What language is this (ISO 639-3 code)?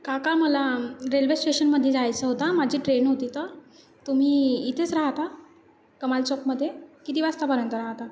mar